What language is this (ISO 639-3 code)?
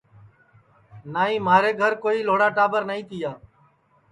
ssi